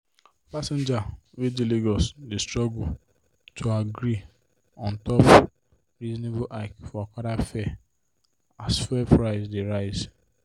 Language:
Nigerian Pidgin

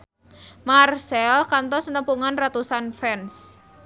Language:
Sundanese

